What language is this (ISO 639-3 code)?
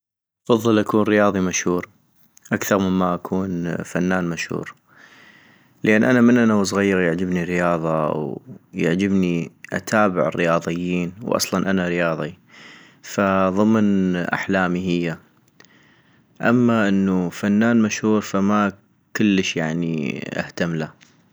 ayp